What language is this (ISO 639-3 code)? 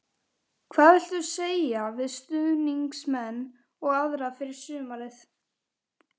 isl